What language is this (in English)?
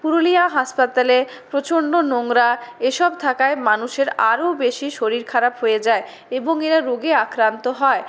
Bangla